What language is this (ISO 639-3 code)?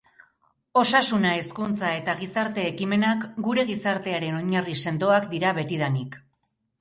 eus